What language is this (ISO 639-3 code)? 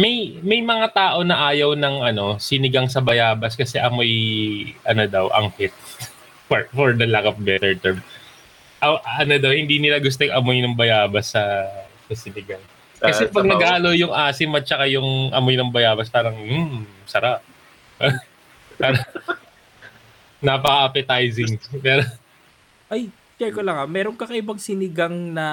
fil